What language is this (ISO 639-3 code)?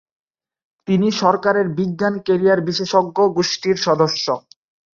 ben